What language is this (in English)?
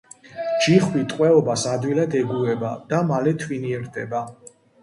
Georgian